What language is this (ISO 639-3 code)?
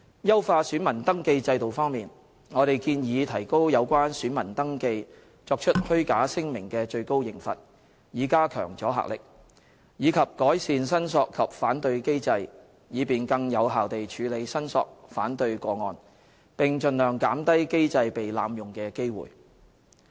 yue